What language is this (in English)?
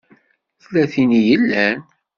Kabyle